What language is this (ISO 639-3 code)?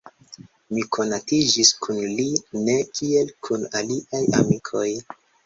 epo